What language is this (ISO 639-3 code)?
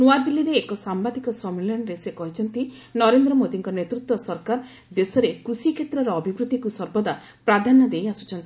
ori